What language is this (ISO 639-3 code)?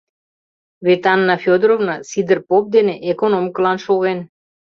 chm